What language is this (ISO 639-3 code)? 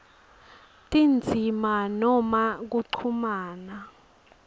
ssw